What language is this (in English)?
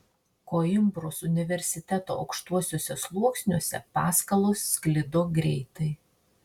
Lithuanian